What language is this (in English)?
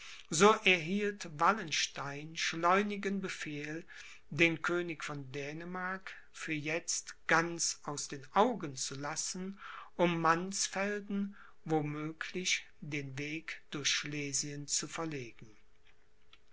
German